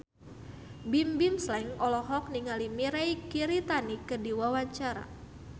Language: Sundanese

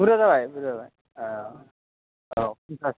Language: Bodo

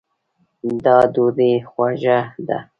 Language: Pashto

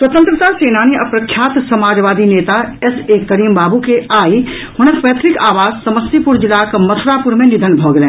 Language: Maithili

